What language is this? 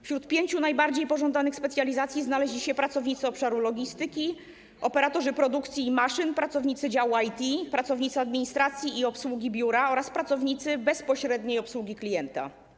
Polish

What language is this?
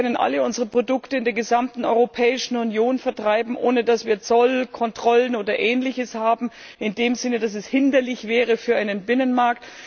German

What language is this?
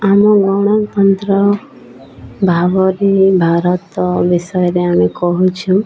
Odia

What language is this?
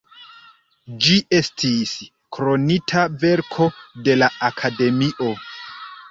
Esperanto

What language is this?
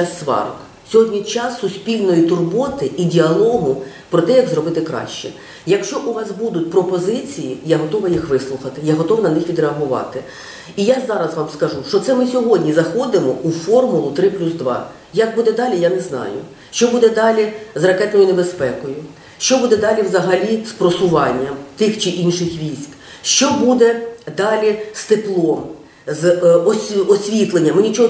Ukrainian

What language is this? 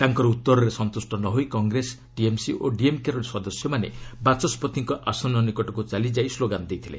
Odia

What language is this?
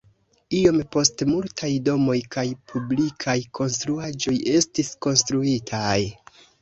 Esperanto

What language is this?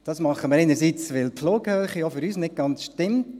Swiss German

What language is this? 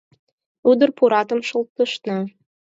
Mari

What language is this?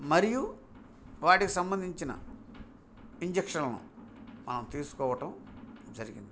Telugu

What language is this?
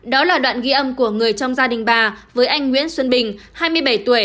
Vietnamese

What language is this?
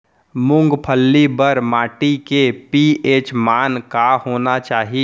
Chhattisgarhi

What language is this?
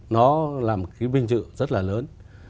Vietnamese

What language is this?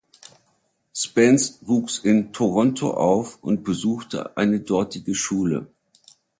German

